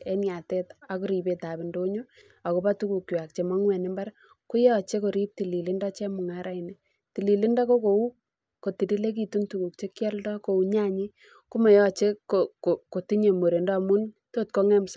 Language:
Kalenjin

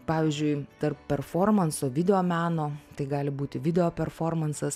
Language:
Lithuanian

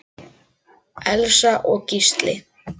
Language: Icelandic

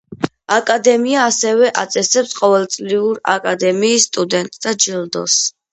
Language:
Georgian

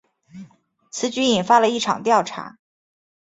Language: Chinese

